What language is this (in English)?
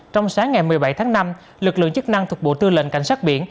Vietnamese